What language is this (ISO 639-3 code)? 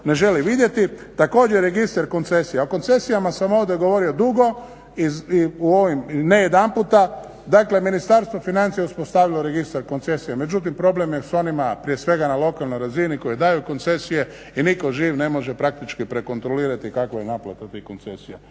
hrv